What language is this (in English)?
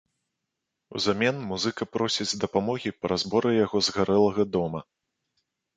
Belarusian